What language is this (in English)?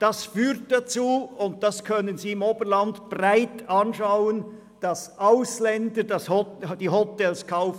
Swiss German